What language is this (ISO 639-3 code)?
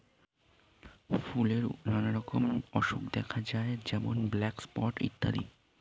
ben